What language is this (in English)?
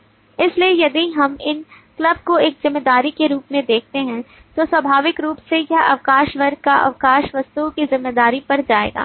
Hindi